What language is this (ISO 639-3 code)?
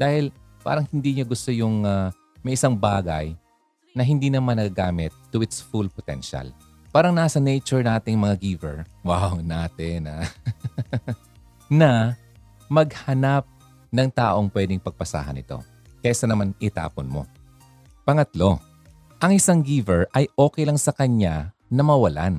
fil